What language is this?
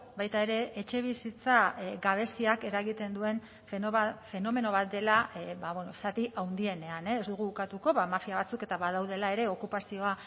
Basque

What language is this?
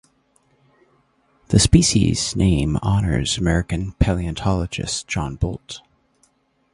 English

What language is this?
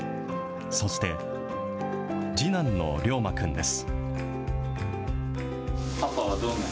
Japanese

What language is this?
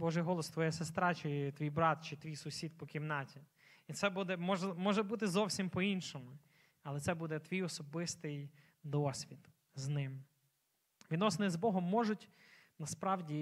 Ukrainian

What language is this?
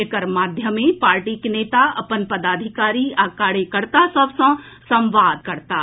Maithili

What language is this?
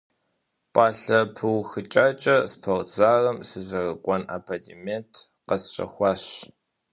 Kabardian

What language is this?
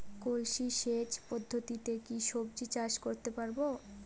Bangla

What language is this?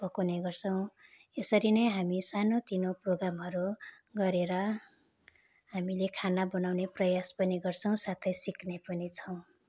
Nepali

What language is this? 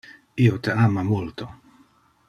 Interlingua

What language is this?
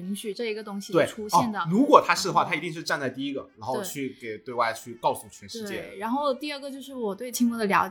Chinese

